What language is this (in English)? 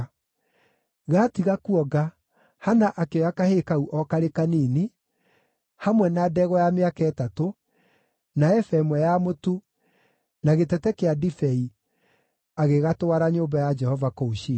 Kikuyu